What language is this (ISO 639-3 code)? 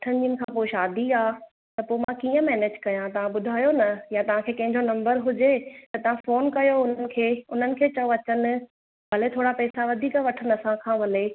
snd